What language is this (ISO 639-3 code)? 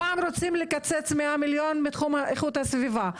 heb